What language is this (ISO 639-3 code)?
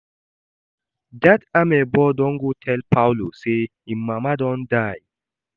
pcm